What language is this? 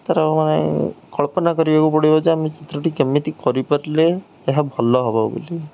Odia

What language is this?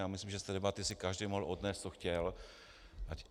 Czech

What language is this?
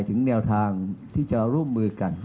Thai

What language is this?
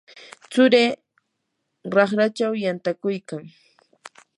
Yanahuanca Pasco Quechua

